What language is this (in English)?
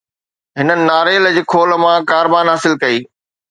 Sindhi